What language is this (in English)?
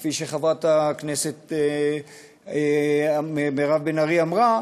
Hebrew